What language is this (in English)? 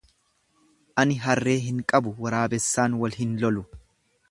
Oromo